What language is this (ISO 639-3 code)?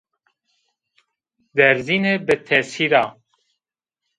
zza